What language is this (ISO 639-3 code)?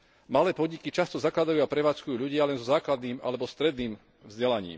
slk